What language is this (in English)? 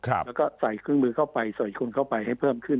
Thai